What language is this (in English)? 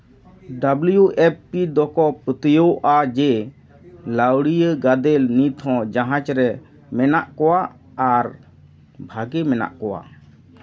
Santali